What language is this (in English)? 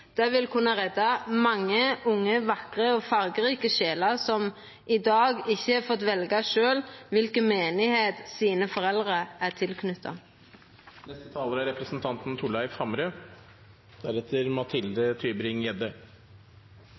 Norwegian Nynorsk